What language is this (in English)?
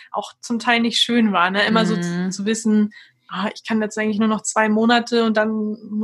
German